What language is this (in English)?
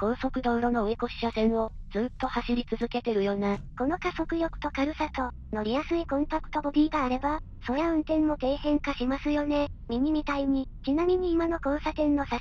Japanese